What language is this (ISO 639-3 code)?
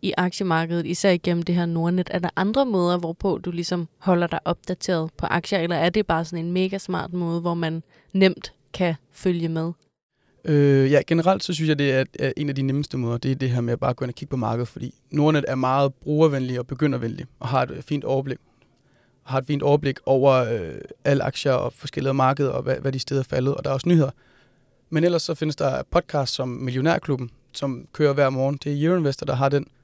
dan